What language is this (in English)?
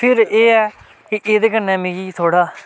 Dogri